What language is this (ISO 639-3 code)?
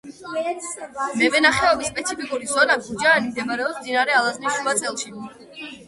kat